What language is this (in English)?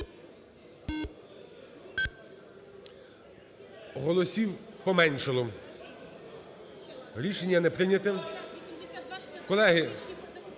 Ukrainian